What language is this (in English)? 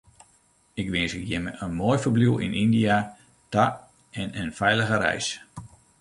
Western Frisian